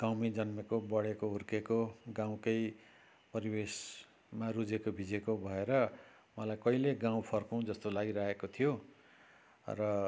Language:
Nepali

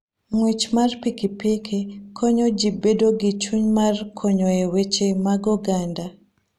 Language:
Luo (Kenya and Tanzania)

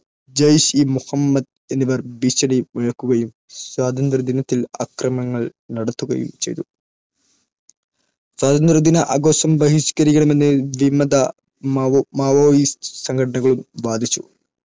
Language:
Malayalam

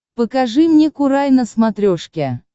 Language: Russian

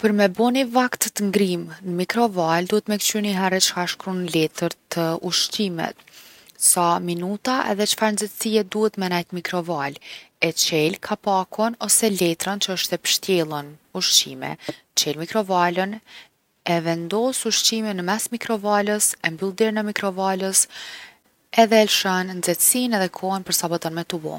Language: Gheg Albanian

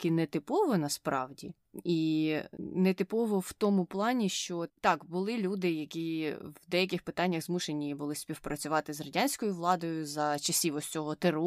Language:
Ukrainian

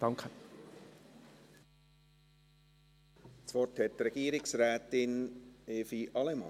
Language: Swiss German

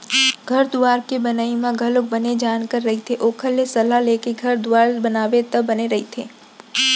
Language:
Chhattisgarhi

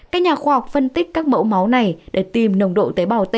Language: Vietnamese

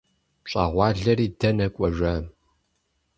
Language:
Kabardian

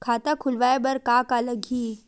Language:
Chhattisgarhi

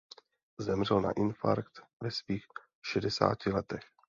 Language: Czech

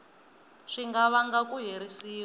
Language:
Tsonga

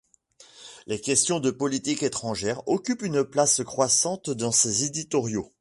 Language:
French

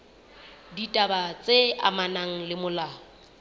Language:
Southern Sotho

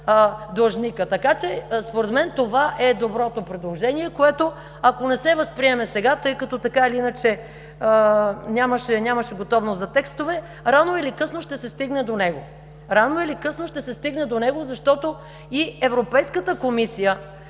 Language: Bulgarian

